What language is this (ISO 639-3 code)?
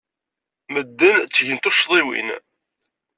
kab